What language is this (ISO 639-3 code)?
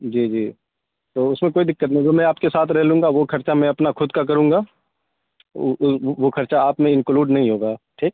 urd